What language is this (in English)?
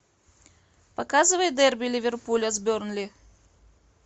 Russian